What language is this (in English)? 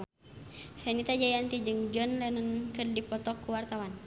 Sundanese